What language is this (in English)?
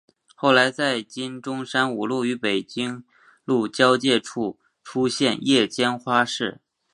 Chinese